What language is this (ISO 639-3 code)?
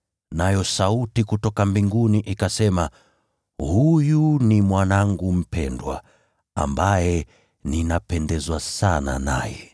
swa